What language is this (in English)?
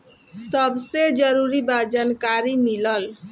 Bhojpuri